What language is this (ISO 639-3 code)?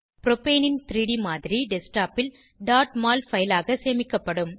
tam